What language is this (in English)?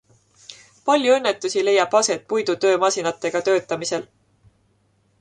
Estonian